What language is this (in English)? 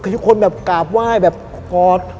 Thai